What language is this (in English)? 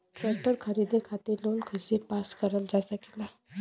Bhojpuri